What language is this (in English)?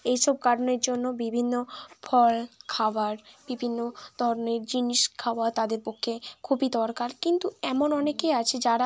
Bangla